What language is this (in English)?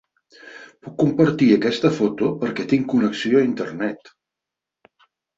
Catalan